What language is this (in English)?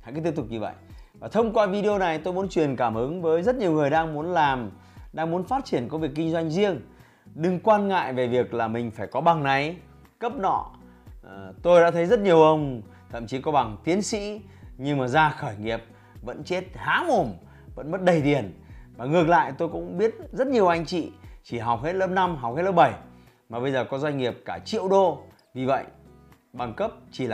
Vietnamese